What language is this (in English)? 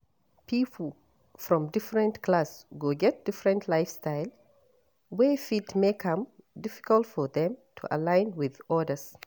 Nigerian Pidgin